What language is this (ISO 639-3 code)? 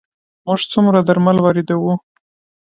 pus